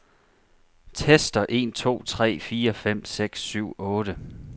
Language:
Danish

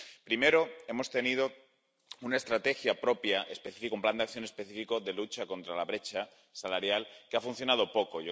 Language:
Spanish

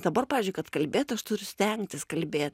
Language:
Lithuanian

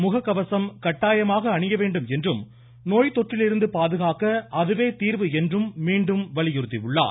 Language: Tamil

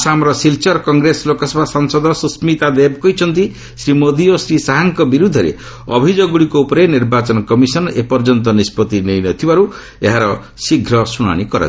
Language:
Odia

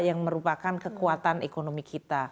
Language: Indonesian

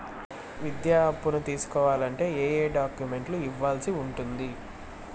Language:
Telugu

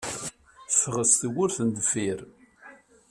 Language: Kabyle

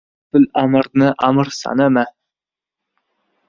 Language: Uzbek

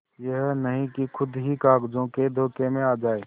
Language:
Hindi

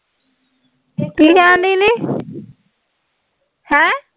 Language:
Punjabi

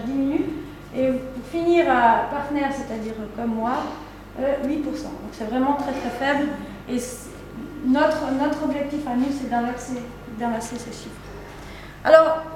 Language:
French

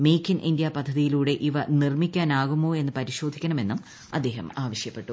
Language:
Malayalam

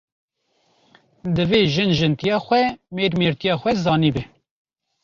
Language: Kurdish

